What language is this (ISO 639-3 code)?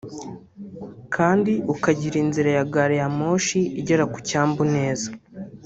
kin